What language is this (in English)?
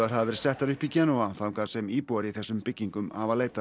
Icelandic